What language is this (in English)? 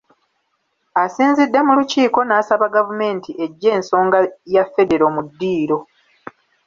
Ganda